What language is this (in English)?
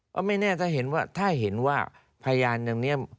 Thai